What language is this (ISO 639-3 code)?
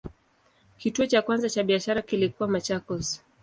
swa